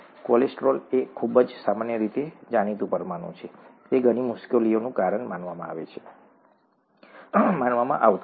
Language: Gujarati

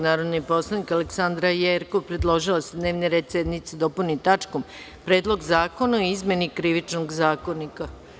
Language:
Serbian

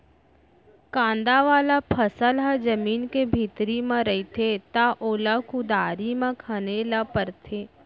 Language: Chhattisgarhi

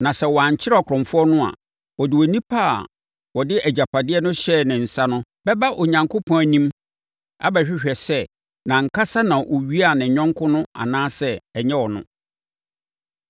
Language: Akan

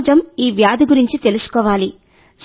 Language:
Telugu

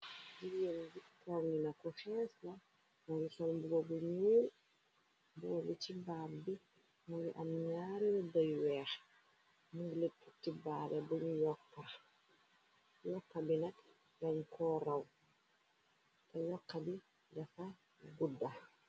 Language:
Wolof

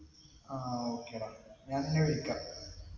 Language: Malayalam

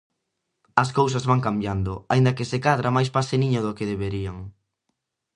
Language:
Galician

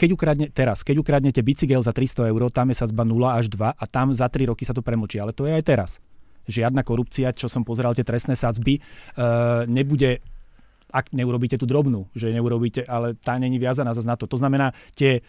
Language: Slovak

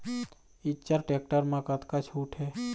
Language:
Chhattisgarhi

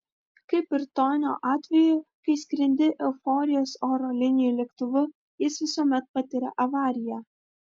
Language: Lithuanian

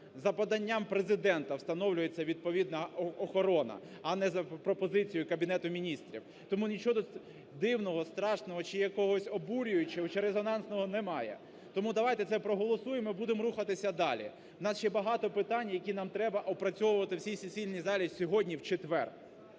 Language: Ukrainian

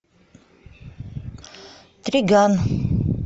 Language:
Russian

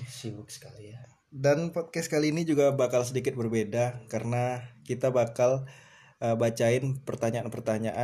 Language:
Indonesian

